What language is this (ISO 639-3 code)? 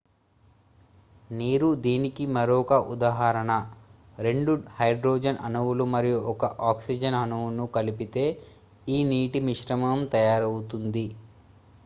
tel